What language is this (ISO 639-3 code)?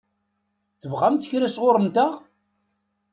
kab